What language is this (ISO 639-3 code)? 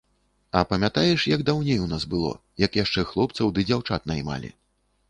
bel